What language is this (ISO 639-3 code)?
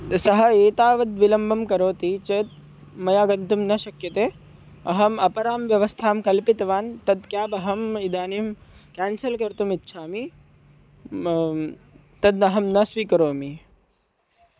san